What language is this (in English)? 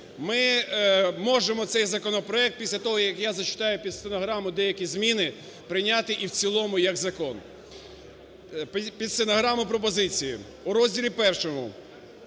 Ukrainian